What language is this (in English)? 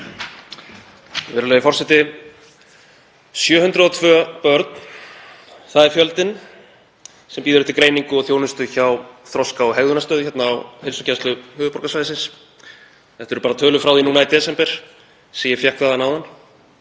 Icelandic